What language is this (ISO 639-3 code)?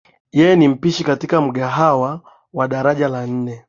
swa